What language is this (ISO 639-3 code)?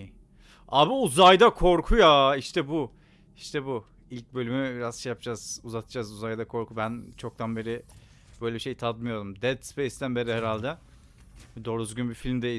tur